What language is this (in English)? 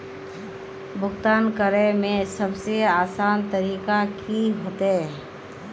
Magahi